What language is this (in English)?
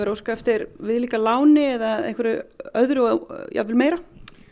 Icelandic